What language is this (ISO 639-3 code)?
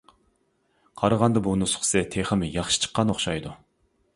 uig